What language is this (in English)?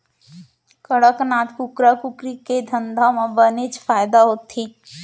Chhattisgarhi